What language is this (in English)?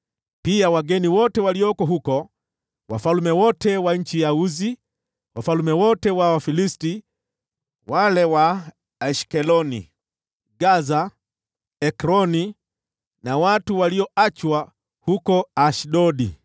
Swahili